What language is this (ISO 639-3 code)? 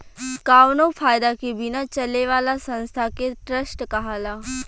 bho